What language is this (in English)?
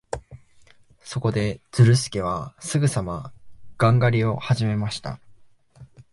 Japanese